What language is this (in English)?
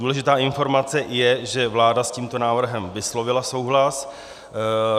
Czech